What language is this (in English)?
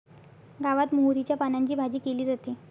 Marathi